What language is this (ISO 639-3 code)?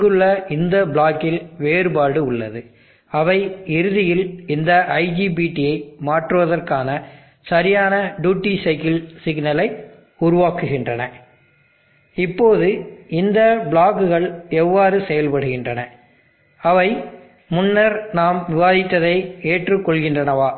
tam